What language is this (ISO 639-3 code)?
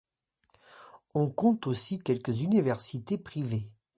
fra